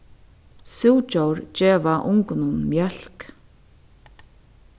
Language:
Faroese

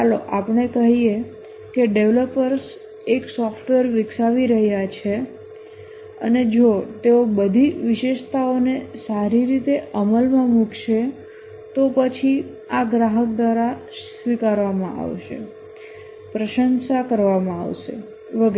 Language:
Gujarati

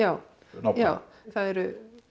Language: Icelandic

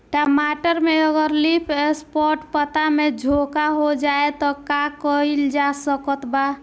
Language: Bhojpuri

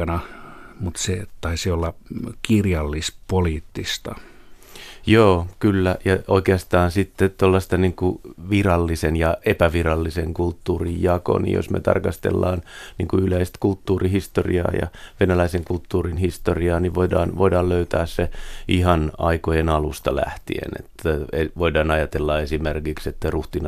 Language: Finnish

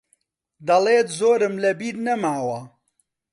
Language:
Central Kurdish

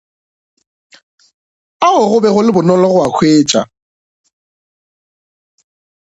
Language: Northern Sotho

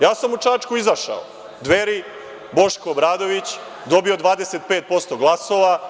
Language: Serbian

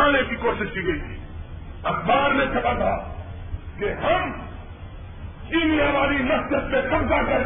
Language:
Urdu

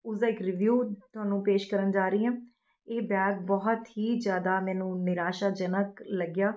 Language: Punjabi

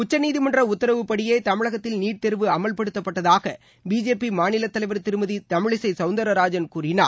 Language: Tamil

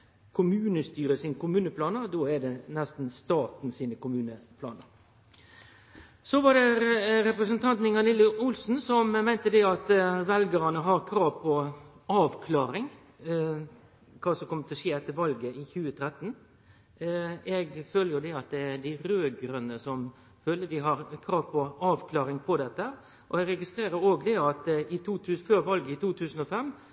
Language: Norwegian Nynorsk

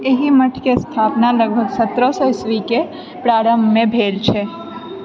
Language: Maithili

